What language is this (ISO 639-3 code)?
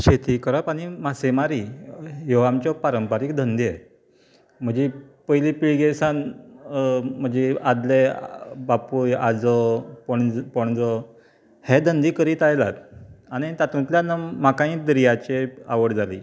kok